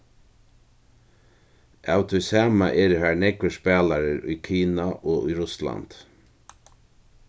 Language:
Faroese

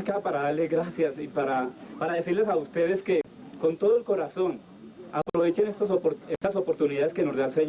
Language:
Spanish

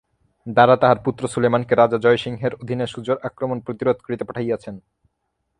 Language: Bangla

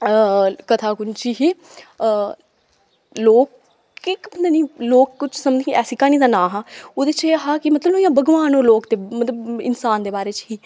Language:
Dogri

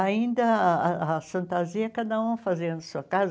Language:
Portuguese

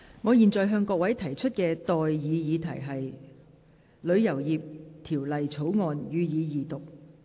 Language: Cantonese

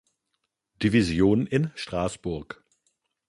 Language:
German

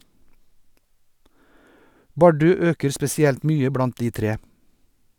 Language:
Norwegian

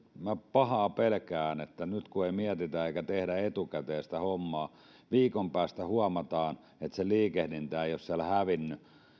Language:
Finnish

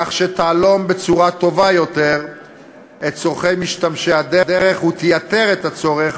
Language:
Hebrew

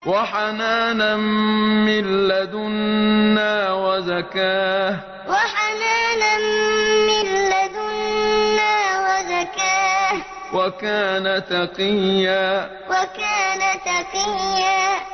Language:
Arabic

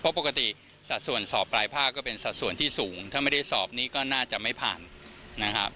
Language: Thai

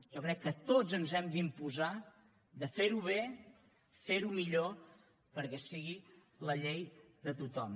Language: Catalan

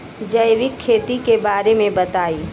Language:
Bhojpuri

